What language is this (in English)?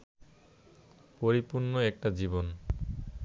Bangla